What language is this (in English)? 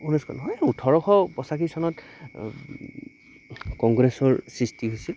Assamese